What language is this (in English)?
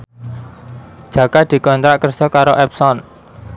Javanese